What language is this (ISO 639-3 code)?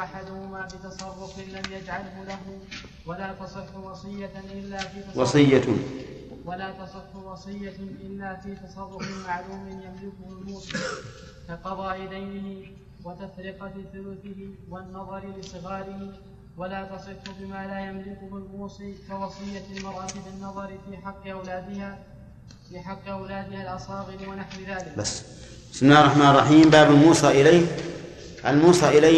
ara